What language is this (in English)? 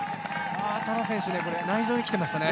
Japanese